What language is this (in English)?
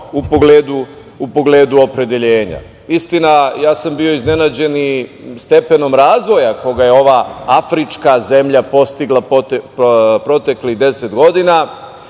Serbian